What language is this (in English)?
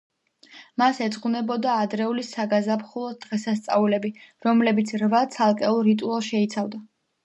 Georgian